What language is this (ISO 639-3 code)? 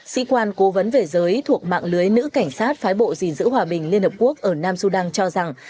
vie